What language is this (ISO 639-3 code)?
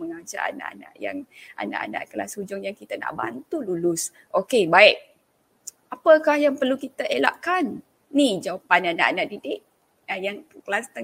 msa